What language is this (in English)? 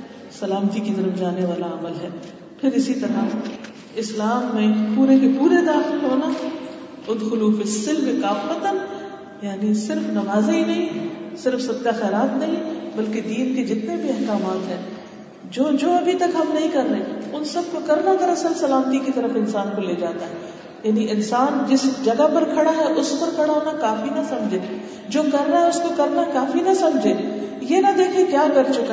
Urdu